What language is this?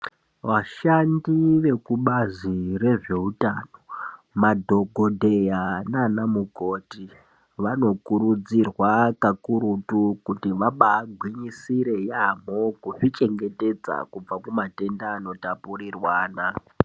Ndau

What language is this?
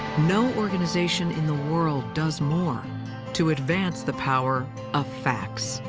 English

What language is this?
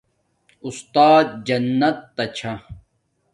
Domaaki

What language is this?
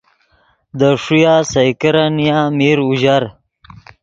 Yidgha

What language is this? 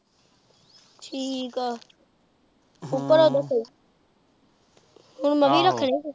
Punjabi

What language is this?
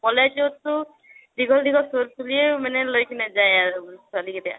Assamese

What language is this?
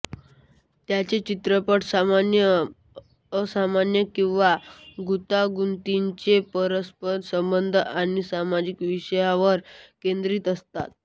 Marathi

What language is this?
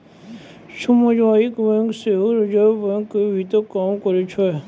Maithili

